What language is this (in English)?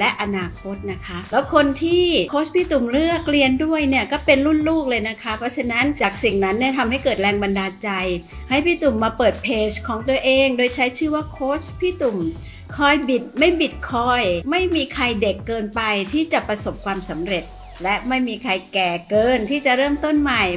Thai